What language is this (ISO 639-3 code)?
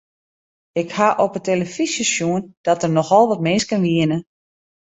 fry